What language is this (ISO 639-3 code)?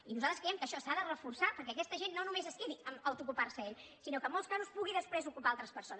cat